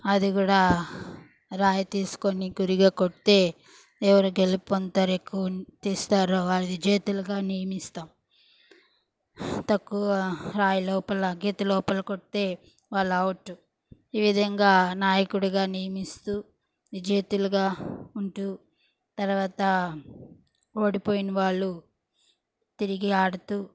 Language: Telugu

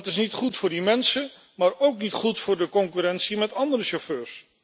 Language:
Dutch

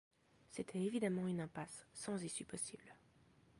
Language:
French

